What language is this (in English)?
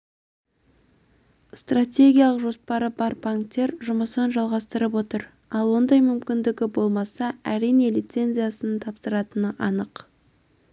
Kazakh